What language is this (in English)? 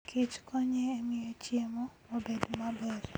Luo (Kenya and Tanzania)